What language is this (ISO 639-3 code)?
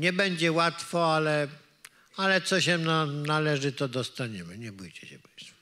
pol